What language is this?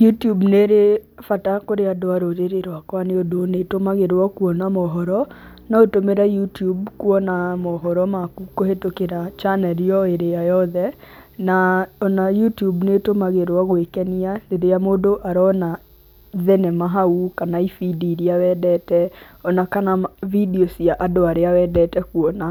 Kikuyu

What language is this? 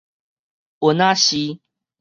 Min Nan Chinese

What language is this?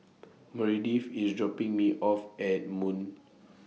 English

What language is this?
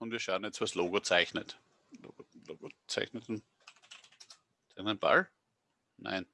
German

